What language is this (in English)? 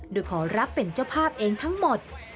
Thai